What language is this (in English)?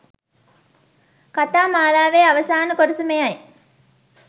Sinhala